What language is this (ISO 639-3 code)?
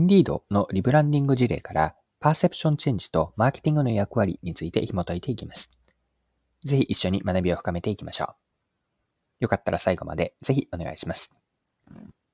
jpn